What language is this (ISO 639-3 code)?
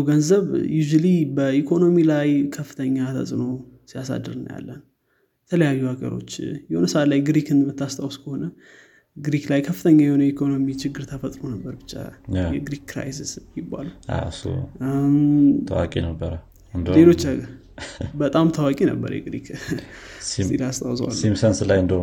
amh